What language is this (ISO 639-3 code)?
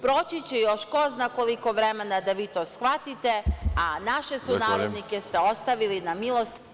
srp